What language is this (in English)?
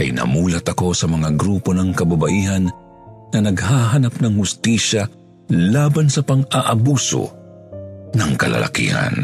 Filipino